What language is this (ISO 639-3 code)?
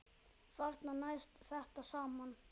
isl